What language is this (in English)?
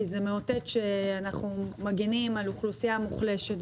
Hebrew